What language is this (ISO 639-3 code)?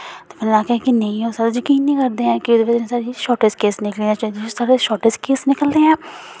doi